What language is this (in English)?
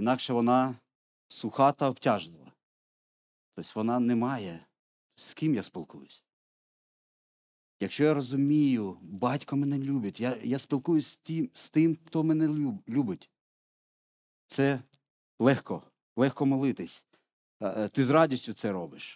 Ukrainian